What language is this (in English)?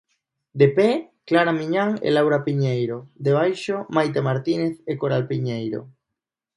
Galician